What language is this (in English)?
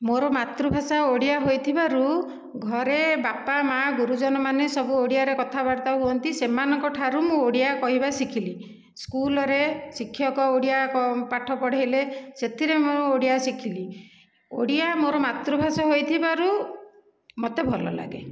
Odia